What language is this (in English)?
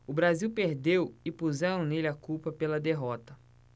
Portuguese